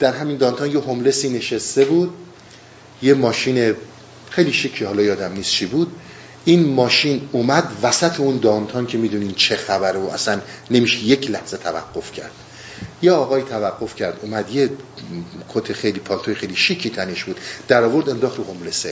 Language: Persian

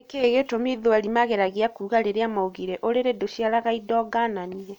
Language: Kikuyu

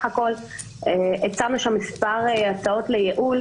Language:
Hebrew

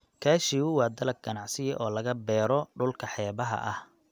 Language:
Somali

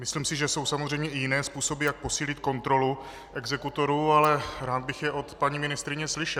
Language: Czech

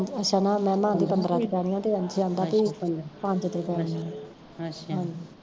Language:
Punjabi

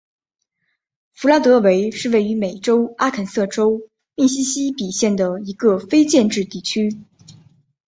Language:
Chinese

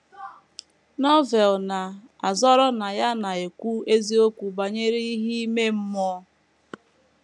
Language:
Igbo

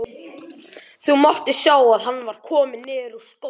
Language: Icelandic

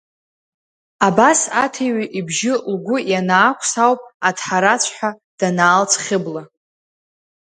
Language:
Abkhazian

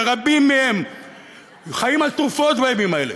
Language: Hebrew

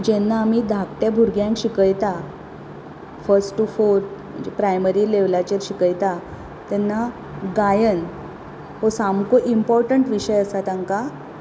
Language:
Konkani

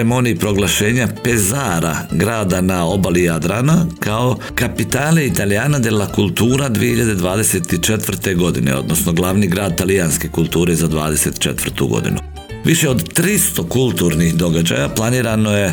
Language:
Croatian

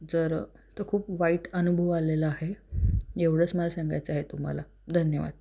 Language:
Marathi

